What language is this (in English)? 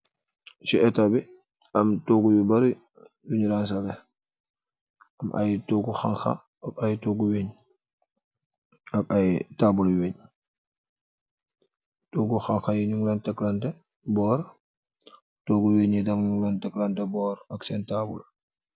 Wolof